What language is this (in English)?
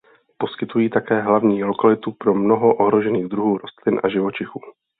Czech